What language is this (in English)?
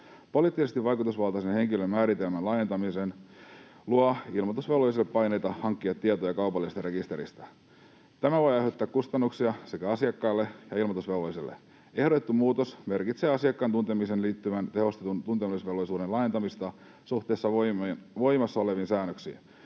Finnish